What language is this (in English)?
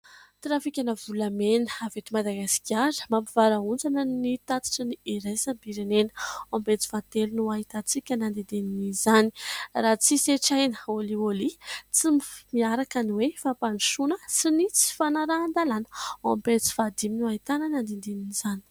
Malagasy